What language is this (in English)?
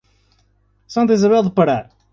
Portuguese